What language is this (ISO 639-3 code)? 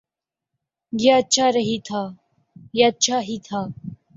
urd